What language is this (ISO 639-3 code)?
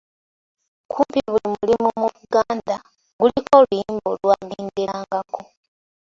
lug